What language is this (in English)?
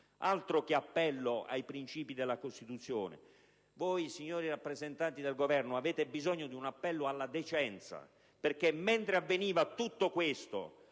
Italian